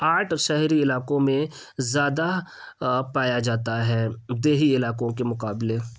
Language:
Urdu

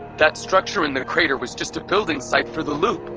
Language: English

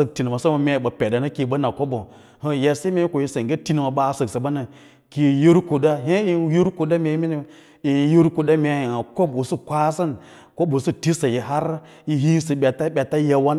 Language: Lala-Roba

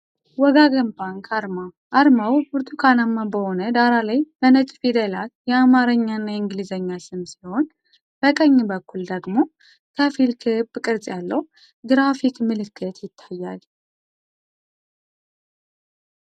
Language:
Amharic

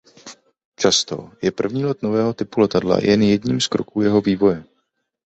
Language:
Czech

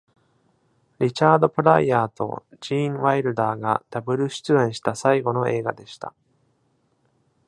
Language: Japanese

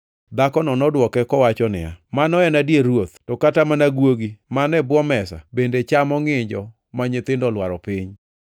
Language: Luo (Kenya and Tanzania)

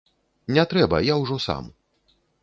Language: Belarusian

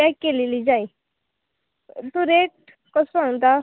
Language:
Konkani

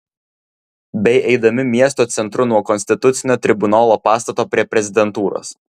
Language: Lithuanian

